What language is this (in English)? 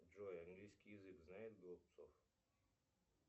Russian